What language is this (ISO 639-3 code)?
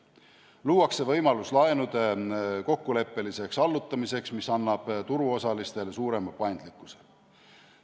est